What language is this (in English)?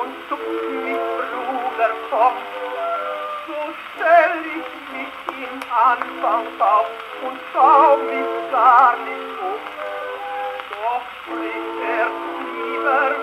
Greek